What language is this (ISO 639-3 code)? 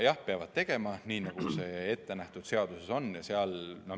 est